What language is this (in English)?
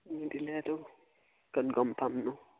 Assamese